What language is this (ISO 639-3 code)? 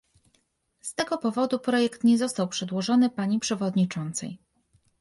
pol